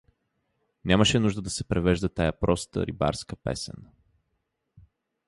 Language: Bulgarian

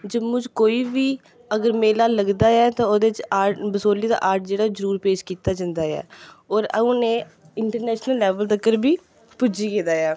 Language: Dogri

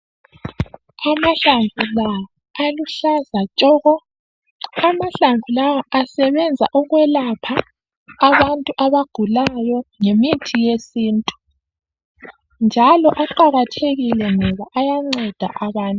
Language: North Ndebele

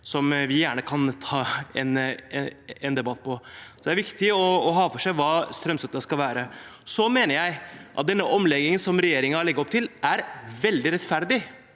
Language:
Norwegian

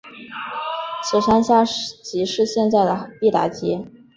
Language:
Chinese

